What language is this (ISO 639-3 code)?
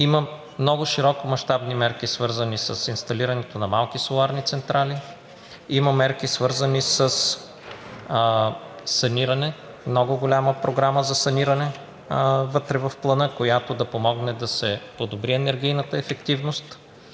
bul